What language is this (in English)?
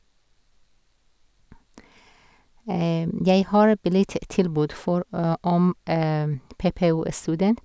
Norwegian